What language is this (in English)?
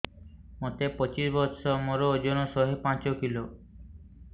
Odia